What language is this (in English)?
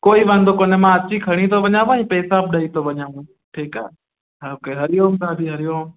Sindhi